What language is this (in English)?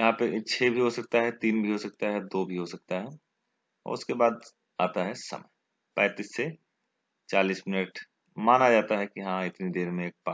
Hindi